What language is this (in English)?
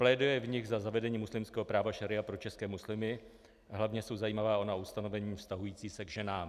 Czech